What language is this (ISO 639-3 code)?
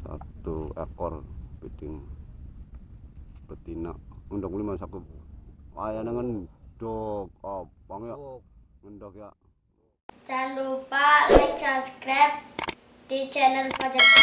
ind